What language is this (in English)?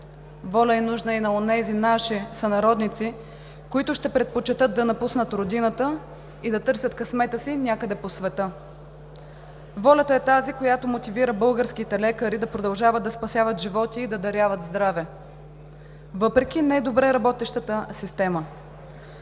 Bulgarian